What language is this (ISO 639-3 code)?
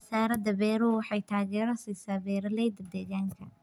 som